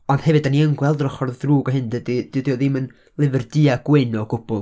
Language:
Welsh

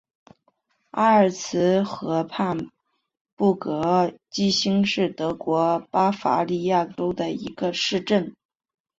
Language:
Chinese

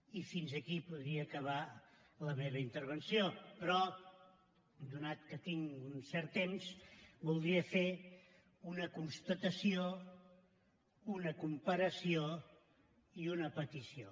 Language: Catalan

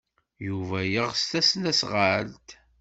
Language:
Kabyle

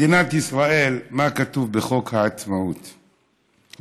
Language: Hebrew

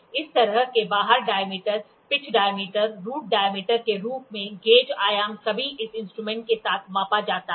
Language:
Hindi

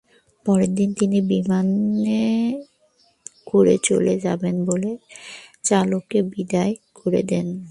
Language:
Bangla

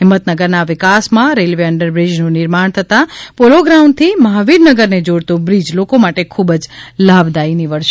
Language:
Gujarati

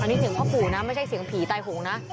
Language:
Thai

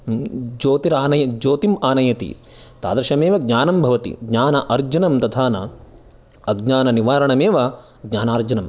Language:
Sanskrit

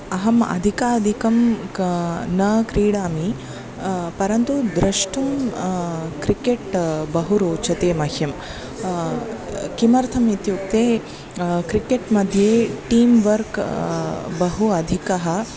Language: Sanskrit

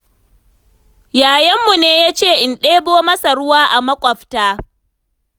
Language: Hausa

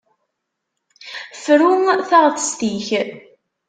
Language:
Kabyle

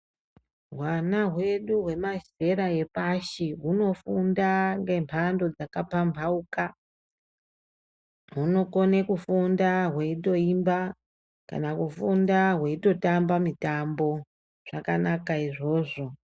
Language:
Ndau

